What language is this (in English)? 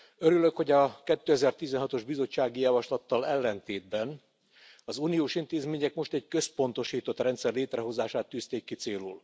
Hungarian